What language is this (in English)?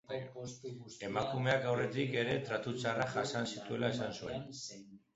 Basque